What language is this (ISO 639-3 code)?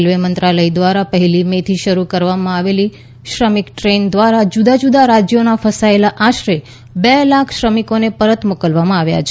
guj